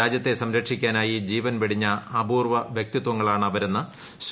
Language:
Malayalam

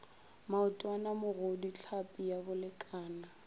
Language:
Northern Sotho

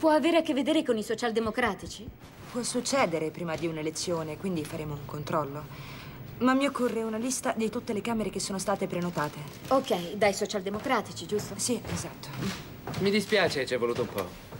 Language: Italian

